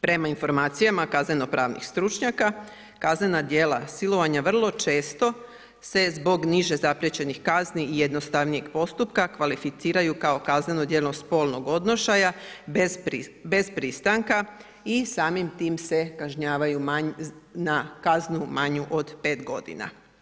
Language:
Croatian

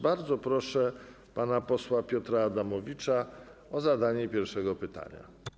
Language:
Polish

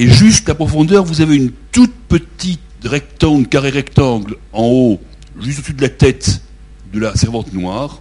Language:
French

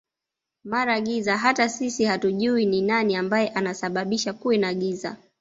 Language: Swahili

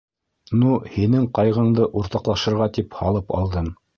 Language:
Bashkir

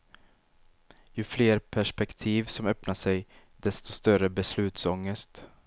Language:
Swedish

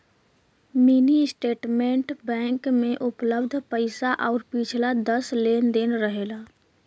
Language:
Bhojpuri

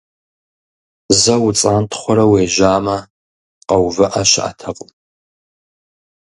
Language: Kabardian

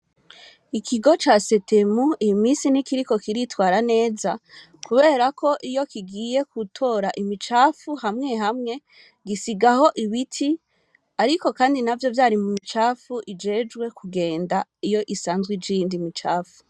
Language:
Rundi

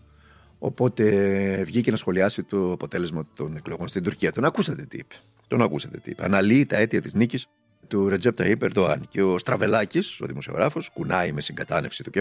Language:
Greek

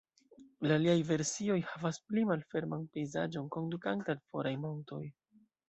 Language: Esperanto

